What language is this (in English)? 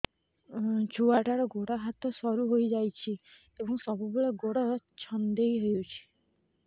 Odia